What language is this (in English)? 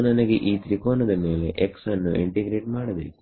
Kannada